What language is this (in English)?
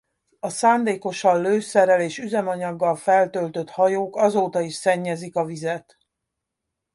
Hungarian